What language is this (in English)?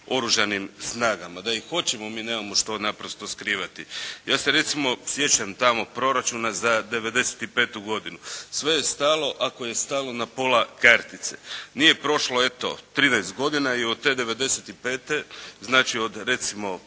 Croatian